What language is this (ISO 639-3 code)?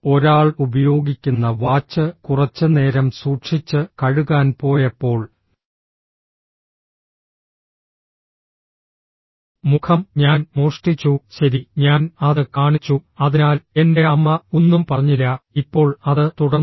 mal